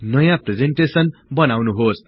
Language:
Nepali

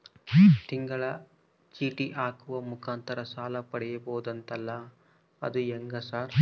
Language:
Kannada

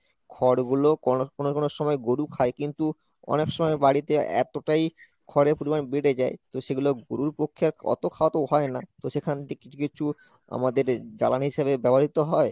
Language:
Bangla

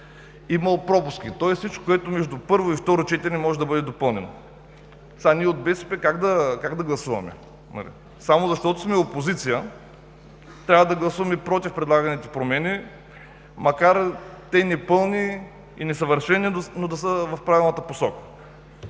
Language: Bulgarian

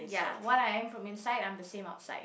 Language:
English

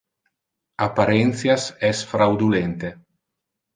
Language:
Interlingua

